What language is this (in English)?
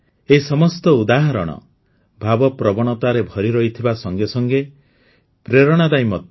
Odia